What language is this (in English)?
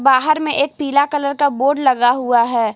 Hindi